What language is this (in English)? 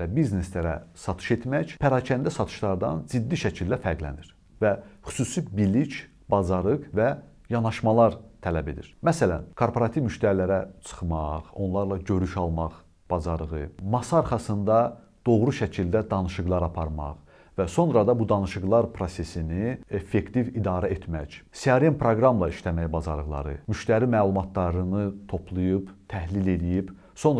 Turkish